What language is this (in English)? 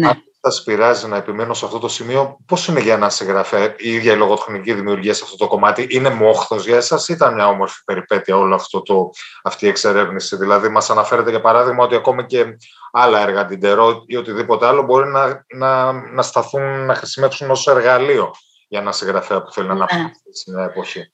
Greek